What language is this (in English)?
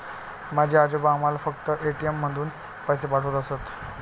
Marathi